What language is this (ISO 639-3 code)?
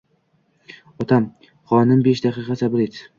uzb